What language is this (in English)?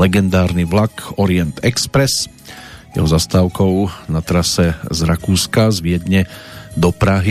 Slovak